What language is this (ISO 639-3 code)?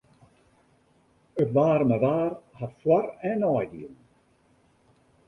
fry